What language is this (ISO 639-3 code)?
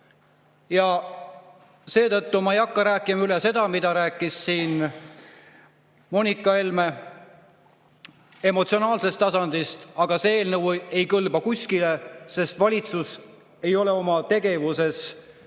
est